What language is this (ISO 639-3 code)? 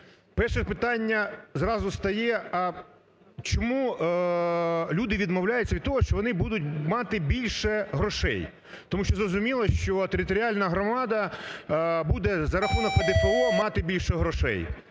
ukr